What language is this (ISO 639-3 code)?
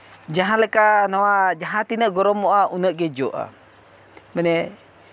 sat